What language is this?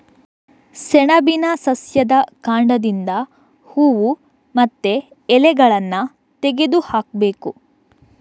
Kannada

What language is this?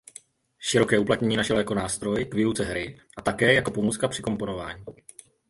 Czech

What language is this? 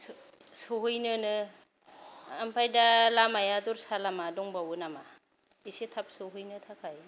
Bodo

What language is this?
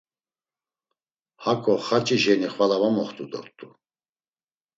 Laz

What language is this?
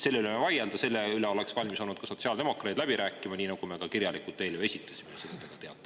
Estonian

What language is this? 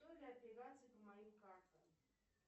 Russian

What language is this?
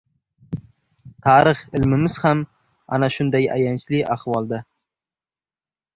Uzbek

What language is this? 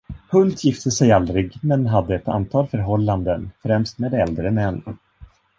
Swedish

